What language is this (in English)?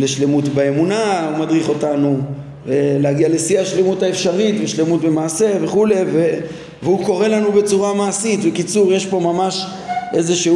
Hebrew